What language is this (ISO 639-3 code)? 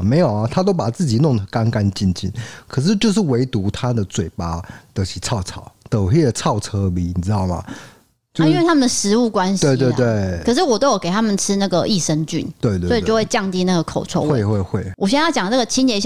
zho